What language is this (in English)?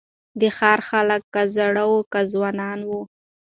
Pashto